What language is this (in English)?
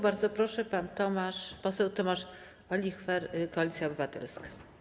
Polish